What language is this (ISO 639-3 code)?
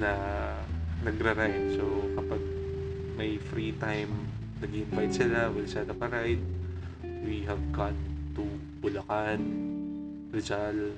fil